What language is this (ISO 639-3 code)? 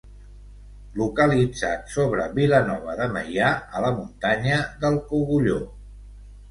cat